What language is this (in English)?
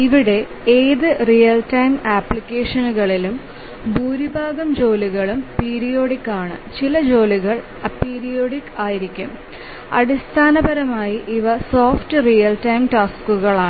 Malayalam